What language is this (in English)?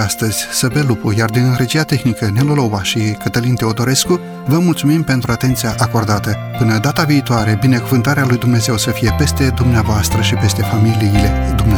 Romanian